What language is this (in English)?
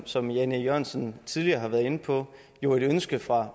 Danish